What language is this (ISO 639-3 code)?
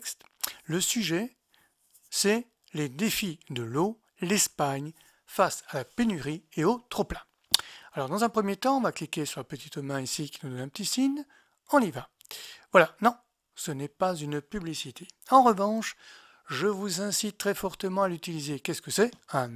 fra